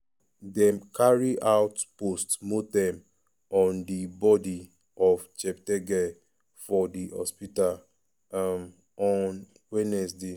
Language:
Nigerian Pidgin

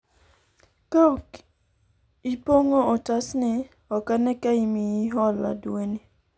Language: Luo (Kenya and Tanzania)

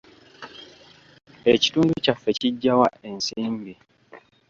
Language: Ganda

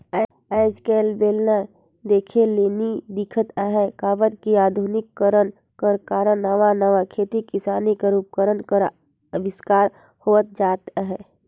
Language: Chhattisgarhi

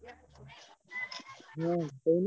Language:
Odia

